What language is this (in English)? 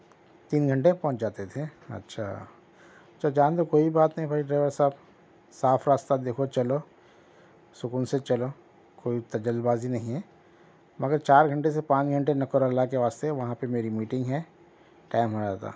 Urdu